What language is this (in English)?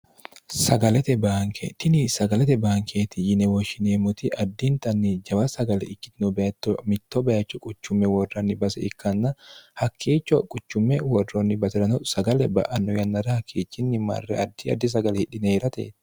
Sidamo